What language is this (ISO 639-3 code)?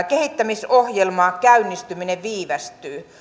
fin